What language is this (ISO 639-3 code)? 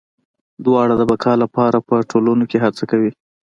pus